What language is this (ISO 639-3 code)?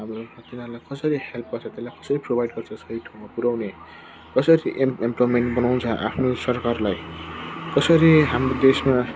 nep